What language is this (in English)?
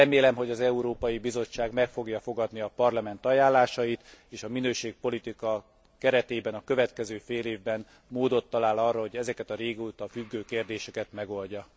Hungarian